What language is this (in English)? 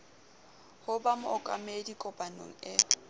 Southern Sotho